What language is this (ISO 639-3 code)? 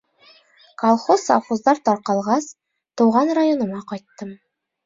bak